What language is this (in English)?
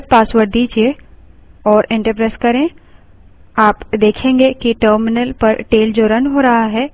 Hindi